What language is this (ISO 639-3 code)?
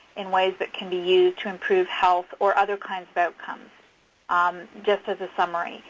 eng